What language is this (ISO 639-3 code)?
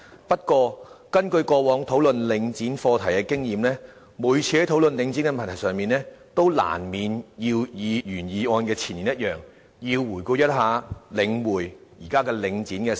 yue